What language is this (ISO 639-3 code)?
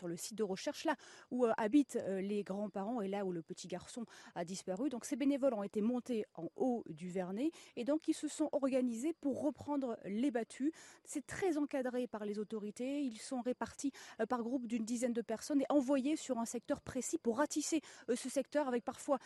fra